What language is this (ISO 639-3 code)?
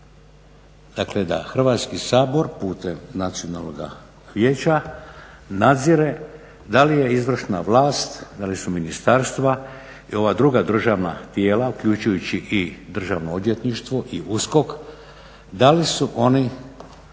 hrv